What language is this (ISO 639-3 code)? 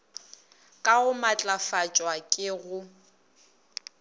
nso